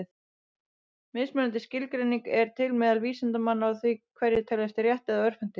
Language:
Icelandic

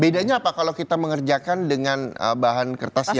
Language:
Indonesian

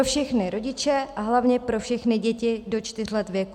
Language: Czech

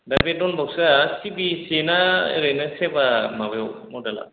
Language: Bodo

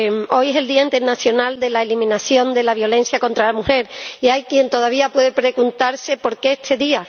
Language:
Spanish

